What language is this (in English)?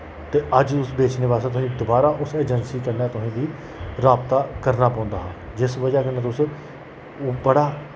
Dogri